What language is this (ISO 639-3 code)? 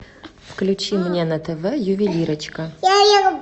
rus